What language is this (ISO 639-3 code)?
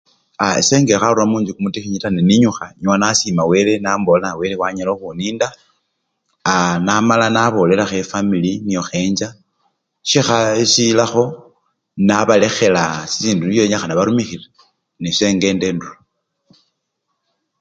luy